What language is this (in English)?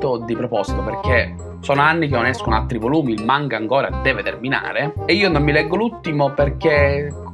Italian